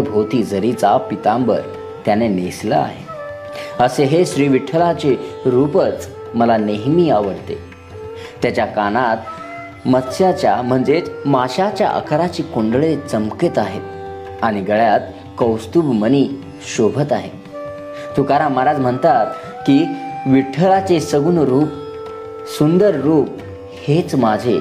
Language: Marathi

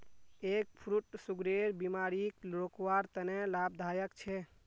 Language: Magahi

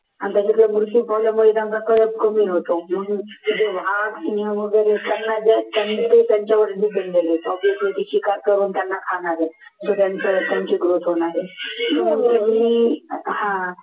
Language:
Marathi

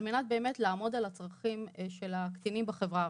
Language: Hebrew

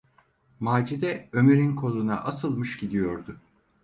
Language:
Turkish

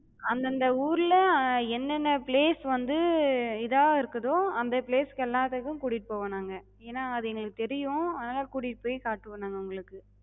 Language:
Tamil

